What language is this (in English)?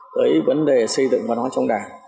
Vietnamese